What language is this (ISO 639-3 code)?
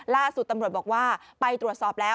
tha